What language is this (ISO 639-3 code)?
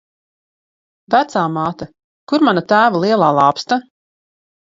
lav